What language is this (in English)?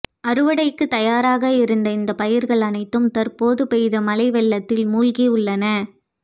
Tamil